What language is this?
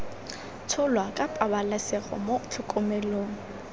Tswana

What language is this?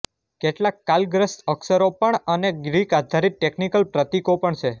Gujarati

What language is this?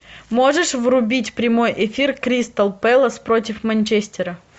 Russian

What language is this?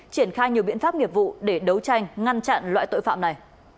Vietnamese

